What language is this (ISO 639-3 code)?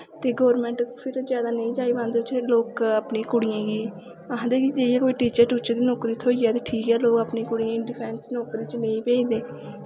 doi